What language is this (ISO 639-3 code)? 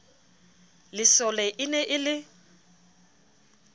sot